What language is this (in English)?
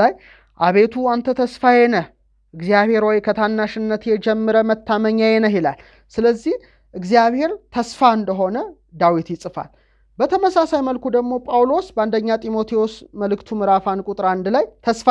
Amharic